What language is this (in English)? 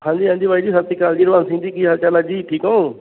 Punjabi